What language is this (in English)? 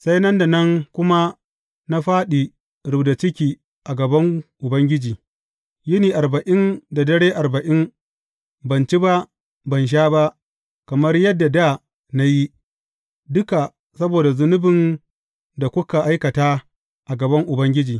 Hausa